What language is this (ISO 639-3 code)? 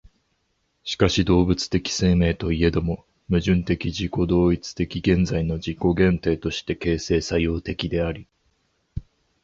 jpn